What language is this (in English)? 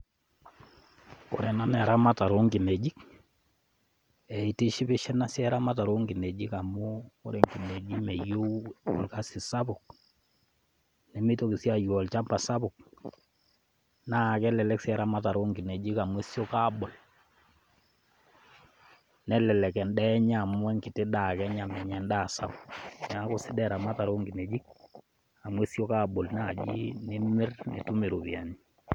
Masai